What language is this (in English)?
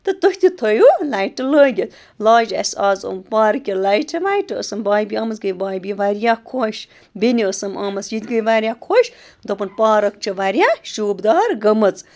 Kashmiri